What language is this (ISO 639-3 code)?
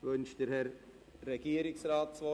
gsw